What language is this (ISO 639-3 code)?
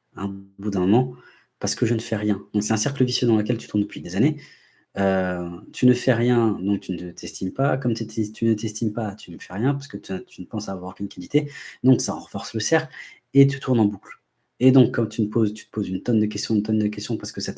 fra